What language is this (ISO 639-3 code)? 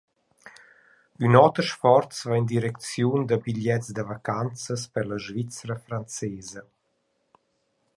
roh